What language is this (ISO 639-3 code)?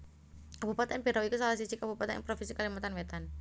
jav